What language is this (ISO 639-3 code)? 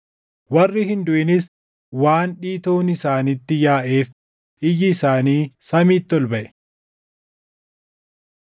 orm